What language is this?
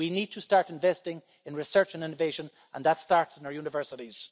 English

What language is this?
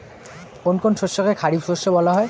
Bangla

